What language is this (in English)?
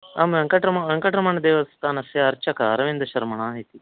Sanskrit